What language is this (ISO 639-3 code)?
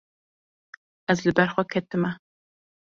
kur